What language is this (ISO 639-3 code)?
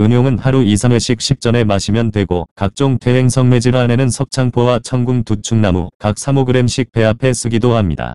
kor